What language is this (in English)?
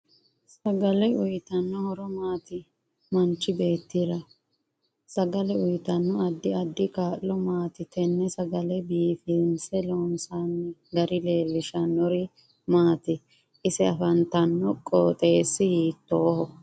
Sidamo